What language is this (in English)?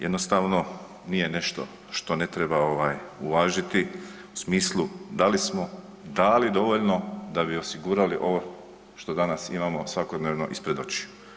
Croatian